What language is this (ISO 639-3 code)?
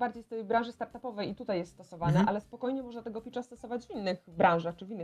pol